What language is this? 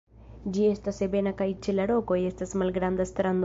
Esperanto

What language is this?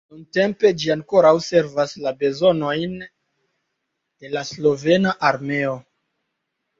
Esperanto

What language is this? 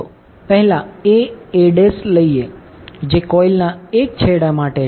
Gujarati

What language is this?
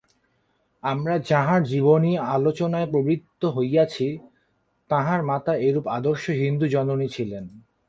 Bangla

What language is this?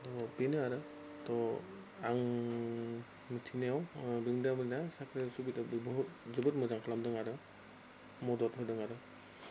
Bodo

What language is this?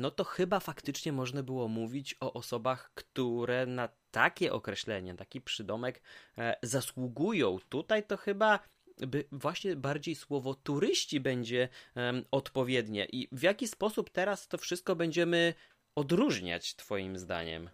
Polish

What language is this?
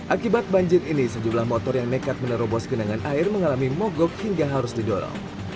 Indonesian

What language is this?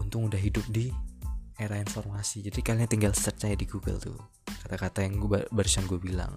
Indonesian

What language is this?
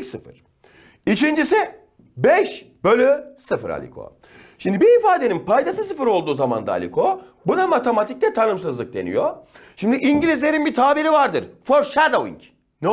Turkish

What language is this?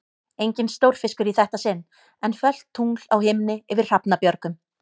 Icelandic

